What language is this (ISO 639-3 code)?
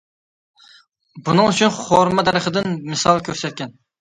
uig